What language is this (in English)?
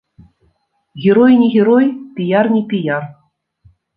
Belarusian